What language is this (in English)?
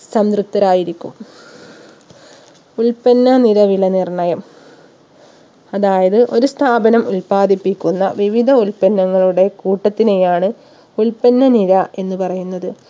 Malayalam